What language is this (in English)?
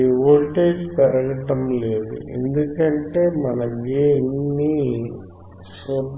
Telugu